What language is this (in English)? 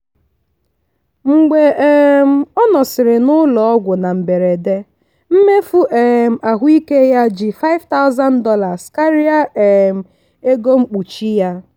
Igbo